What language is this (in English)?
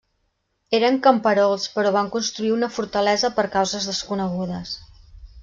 Catalan